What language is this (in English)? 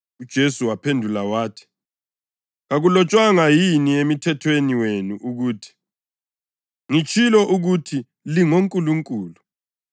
North Ndebele